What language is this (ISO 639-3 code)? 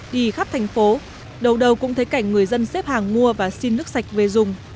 vie